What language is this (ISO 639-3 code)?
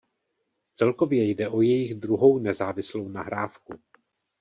ces